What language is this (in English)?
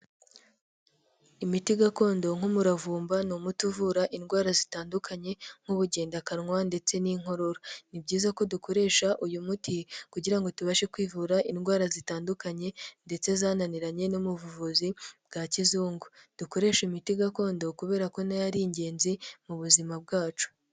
Kinyarwanda